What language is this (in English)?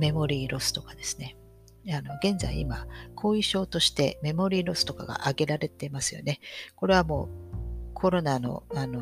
Japanese